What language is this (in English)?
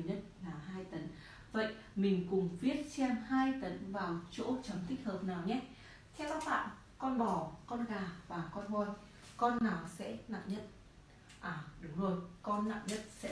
Vietnamese